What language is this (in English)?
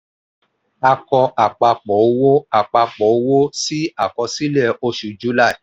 Yoruba